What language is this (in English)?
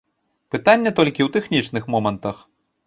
Belarusian